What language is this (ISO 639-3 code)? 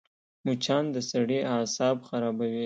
pus